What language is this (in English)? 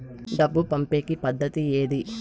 Telugu